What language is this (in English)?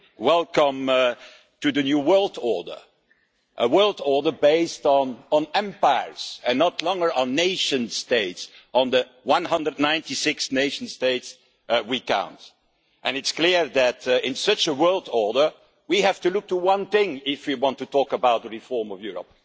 English